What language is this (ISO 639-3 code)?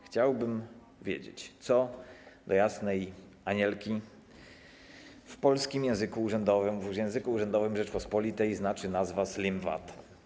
pol